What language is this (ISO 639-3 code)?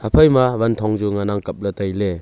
nnp